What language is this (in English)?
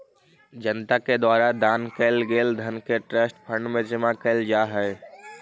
Magahi